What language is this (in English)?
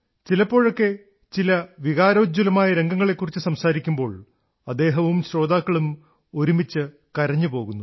Malayalam